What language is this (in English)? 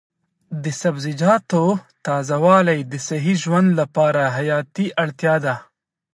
Pashto